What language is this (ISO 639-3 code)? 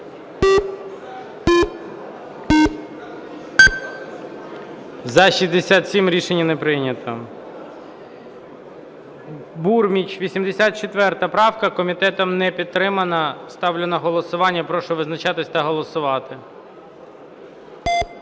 ukr